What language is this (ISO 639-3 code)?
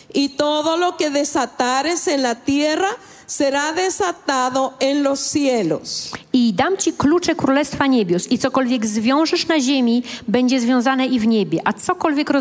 pol